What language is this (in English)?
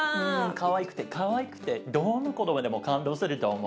Japanese